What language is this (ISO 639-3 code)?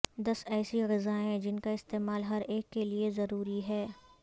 urd